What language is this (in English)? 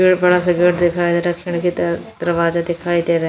Hindi